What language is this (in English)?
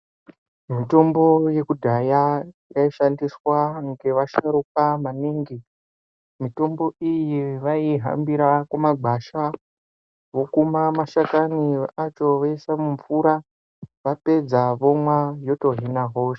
Ndau